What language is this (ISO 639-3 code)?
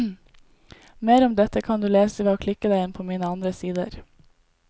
nor